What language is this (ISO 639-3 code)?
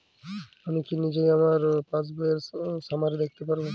ben